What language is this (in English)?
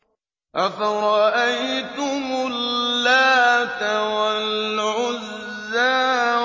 Arabic